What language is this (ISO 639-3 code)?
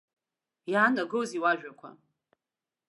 abk